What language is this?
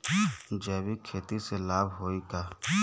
Bhojpuri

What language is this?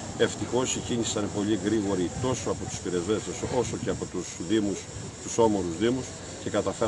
Greek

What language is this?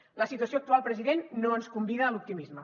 Catalan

